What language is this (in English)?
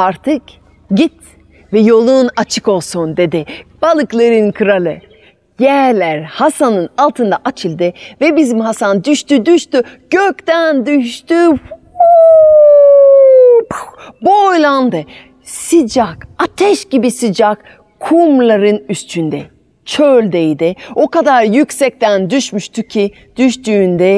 Turkish